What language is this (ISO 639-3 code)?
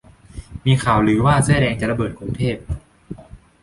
tha